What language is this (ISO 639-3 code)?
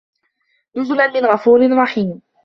ara